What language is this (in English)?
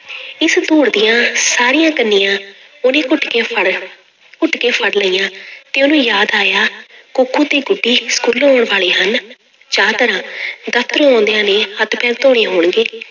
Punjabi